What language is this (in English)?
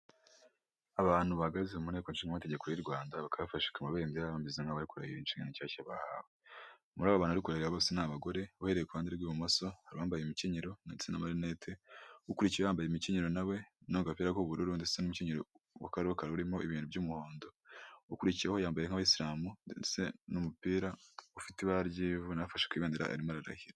Kinyarwanda